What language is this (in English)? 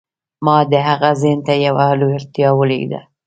Pashto